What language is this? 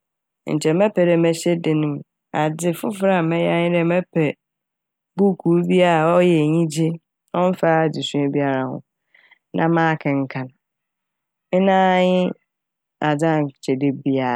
Akan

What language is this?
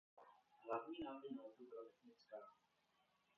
Czech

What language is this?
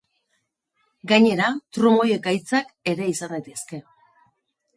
Basque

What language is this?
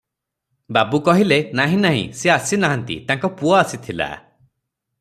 Odia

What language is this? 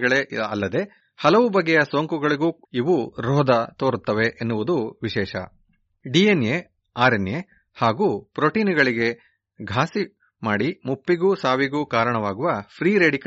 Kannada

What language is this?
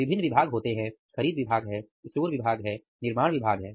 Hindi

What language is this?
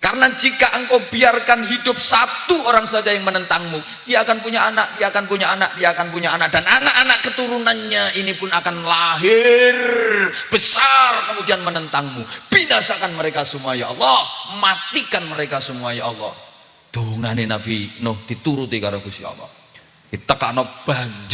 Indonesian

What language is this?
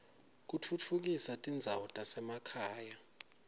Swati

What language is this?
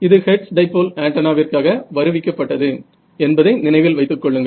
Tamil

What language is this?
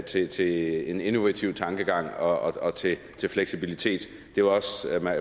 Danish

